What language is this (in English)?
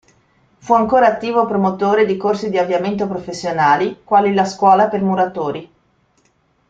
Italian